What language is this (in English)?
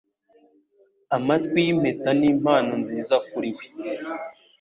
Kinyarwanda